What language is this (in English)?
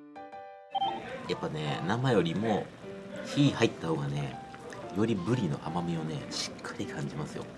Japanese